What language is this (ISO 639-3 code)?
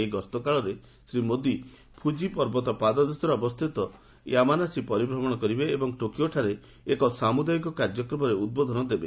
ori